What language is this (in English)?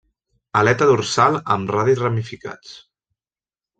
Catalan